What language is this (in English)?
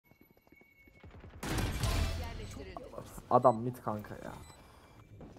Turkish